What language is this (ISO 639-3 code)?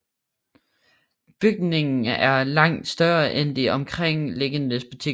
dan